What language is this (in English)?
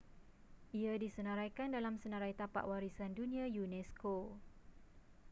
Malay